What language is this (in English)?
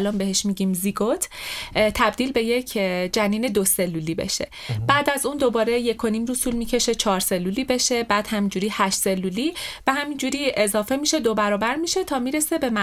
Persian